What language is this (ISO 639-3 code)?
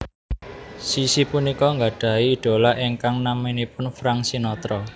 jav